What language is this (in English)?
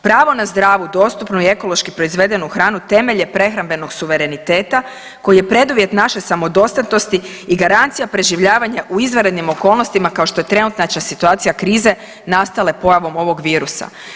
Croatian